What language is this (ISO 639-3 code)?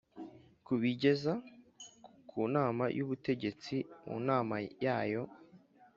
kin